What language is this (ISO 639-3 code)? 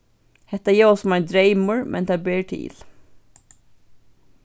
fao